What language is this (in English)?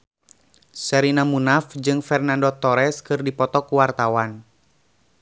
Sundanese